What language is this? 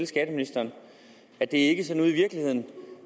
Danish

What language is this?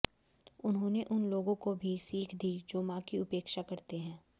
Hindi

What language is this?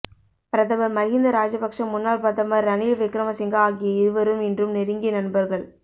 Tamil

